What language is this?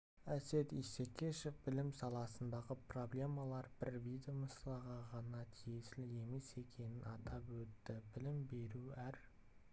Kazakh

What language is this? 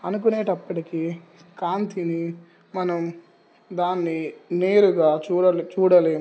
Telugu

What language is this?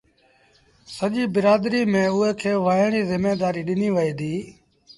Sindhi Bhil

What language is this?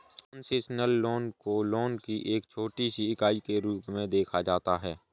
Hindi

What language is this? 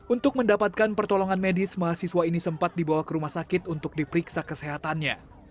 Indonesian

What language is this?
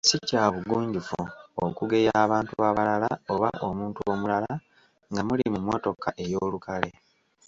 Ganda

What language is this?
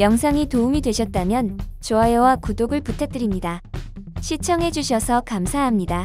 Korean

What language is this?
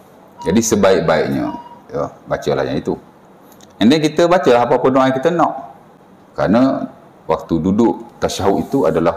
Malay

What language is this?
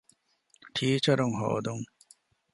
Divehi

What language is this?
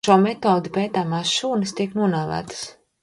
Latvian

